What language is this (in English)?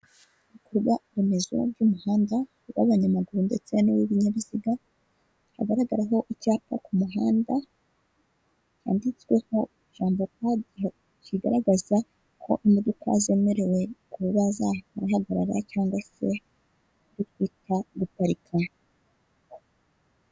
Kinyarwanda